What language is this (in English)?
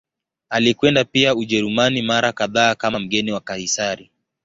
Swahili